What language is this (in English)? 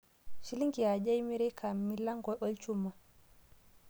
Masai